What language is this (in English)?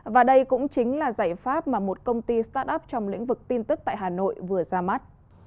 Vietnamese